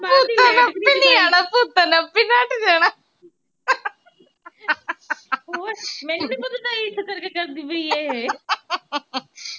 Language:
Punjabi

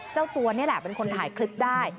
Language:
Thai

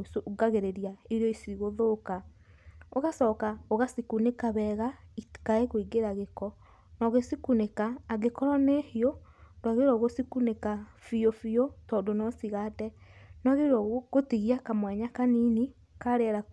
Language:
Kikuyu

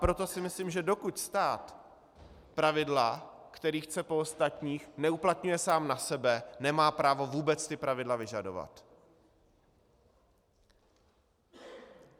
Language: Czech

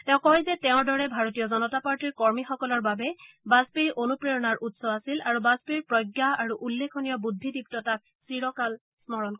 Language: Assamese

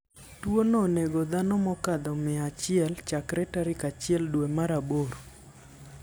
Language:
Luo (Kenya and Tanzania)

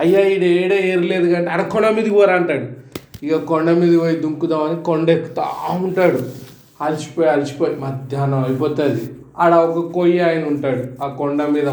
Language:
Telugu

